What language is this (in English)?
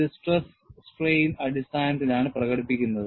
Malayalam